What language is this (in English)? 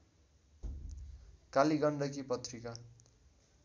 Nepali